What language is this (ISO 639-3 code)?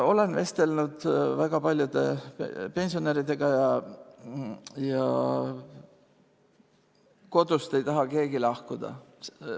est